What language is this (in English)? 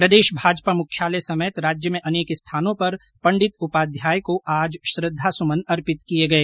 Hindi